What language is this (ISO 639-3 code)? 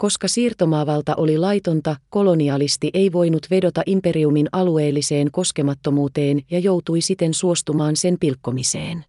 fin